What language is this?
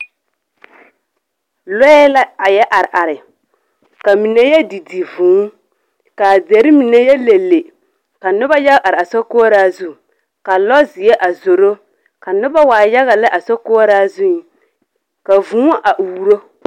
Southern Dagaare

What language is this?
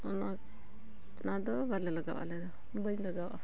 Santali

